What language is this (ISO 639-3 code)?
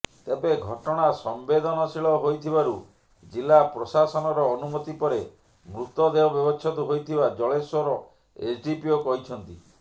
ori